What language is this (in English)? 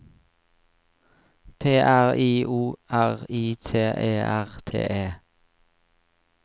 Norwegian